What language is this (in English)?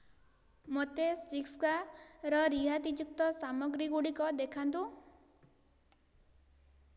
Odia